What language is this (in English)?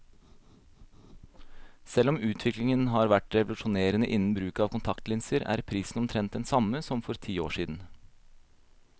Norwegian